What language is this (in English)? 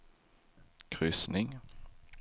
Swedish